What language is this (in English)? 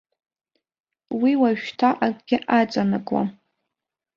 Abkhazian